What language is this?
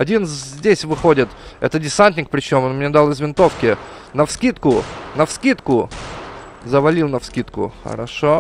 Russian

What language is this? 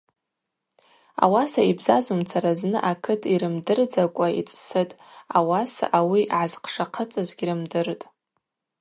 Abaza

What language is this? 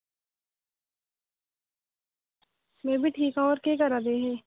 Dogri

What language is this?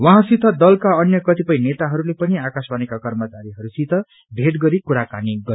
Nepali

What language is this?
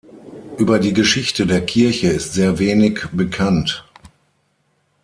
German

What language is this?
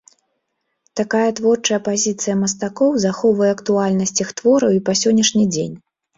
Belarusian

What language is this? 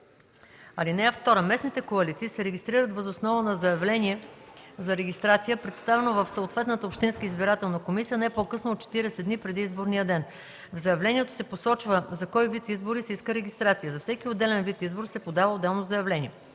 Bulgarian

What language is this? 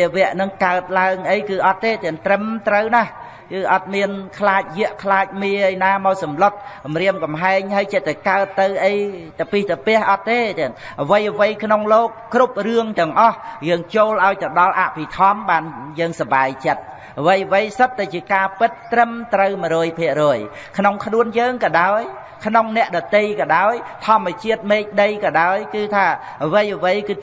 Vietnamese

